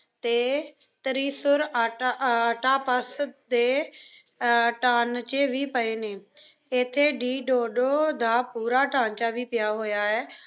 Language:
Punjabi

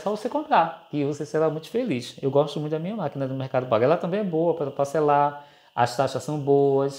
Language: Portuguese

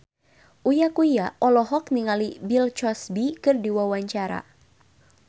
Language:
Sundanese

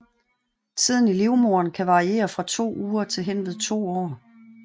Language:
Danish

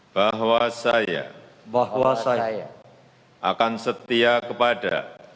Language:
Indonesian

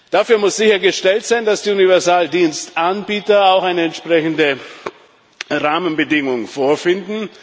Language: German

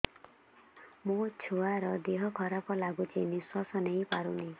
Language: Odia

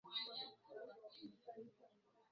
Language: Swahili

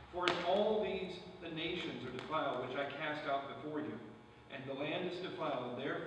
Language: English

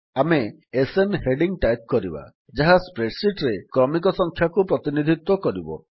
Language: Odia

